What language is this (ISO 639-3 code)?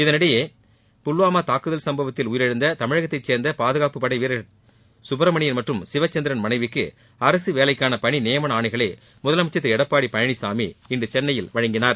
tam